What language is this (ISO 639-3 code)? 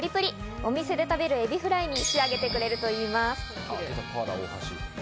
jpn